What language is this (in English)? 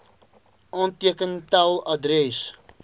Afrikaans